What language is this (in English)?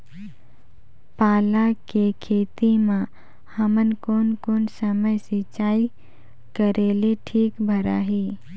Chhattisgarhi